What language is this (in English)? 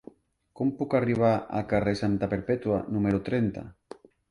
Catalan